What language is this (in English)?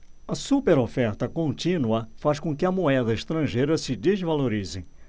Portuguese